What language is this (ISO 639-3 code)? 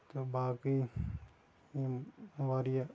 kas